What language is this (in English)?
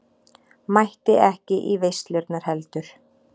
Icelandic